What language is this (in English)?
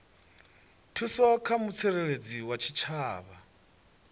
Venda